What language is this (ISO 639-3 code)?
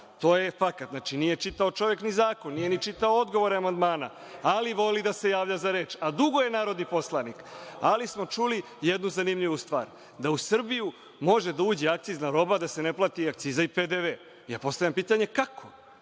srp